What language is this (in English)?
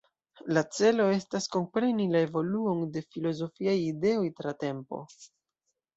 Esperanto